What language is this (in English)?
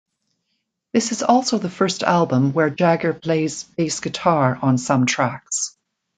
English